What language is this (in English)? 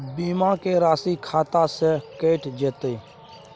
Maithili